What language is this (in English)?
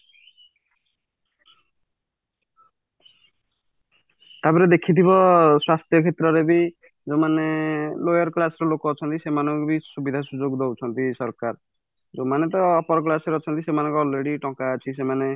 Odia